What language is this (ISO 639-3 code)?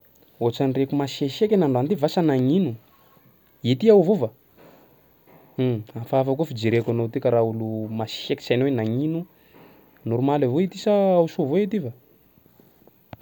skg